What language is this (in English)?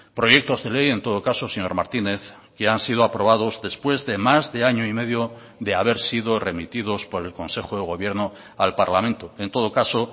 Spanish